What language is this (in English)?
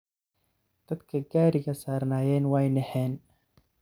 Somali